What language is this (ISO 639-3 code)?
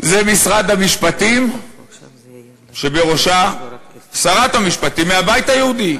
heb